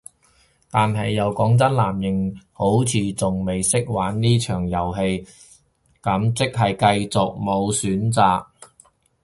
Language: Cantonese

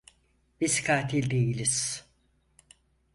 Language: Turkish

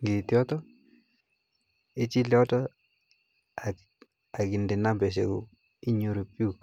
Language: Kalenjin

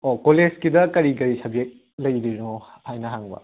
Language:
Manipuri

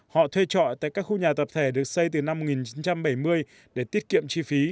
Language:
Vietnamese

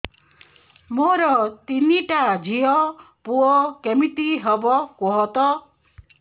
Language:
Odia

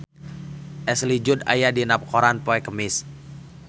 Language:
Sundanese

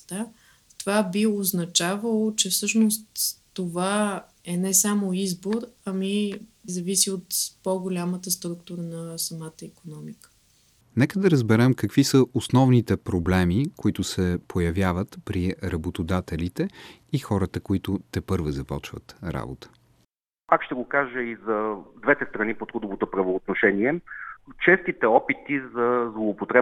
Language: Bulgarian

